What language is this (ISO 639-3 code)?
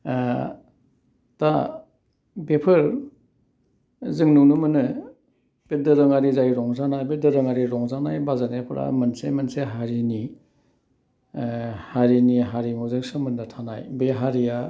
brx